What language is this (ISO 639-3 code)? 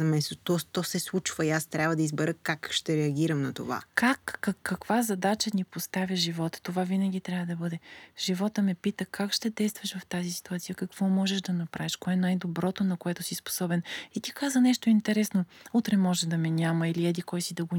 bul